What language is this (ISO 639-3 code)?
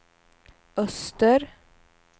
swe